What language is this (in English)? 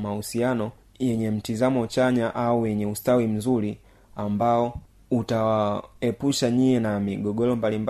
Swahili